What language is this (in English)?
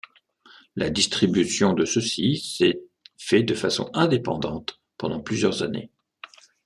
French